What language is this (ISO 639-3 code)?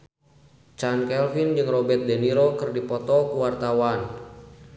sun